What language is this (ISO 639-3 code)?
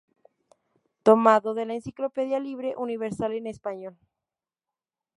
spa